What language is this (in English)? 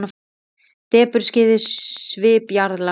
Icelandic